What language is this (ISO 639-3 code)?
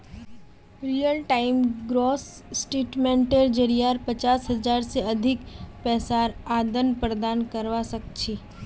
mag